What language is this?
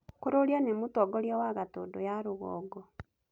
Kikuyu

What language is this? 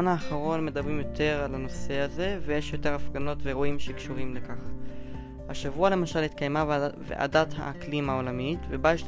Hebrew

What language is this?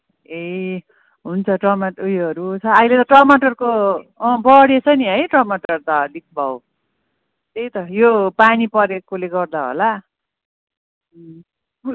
Nepali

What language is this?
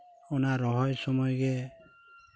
Santali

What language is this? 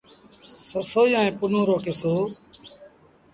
Sindhi Bhil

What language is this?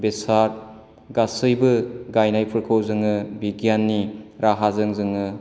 Bodo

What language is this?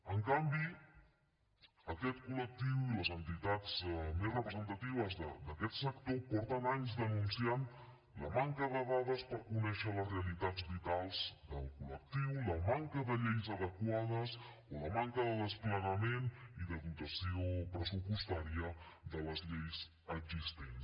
Catalan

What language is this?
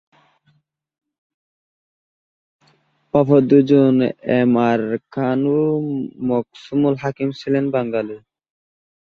Bangla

